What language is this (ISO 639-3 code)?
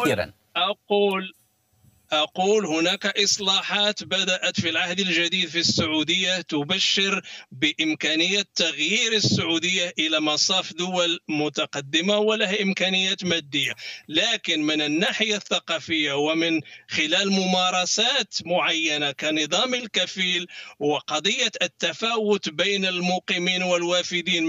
ara